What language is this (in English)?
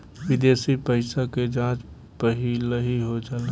Bhojpuri